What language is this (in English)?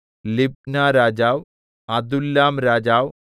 Malayalam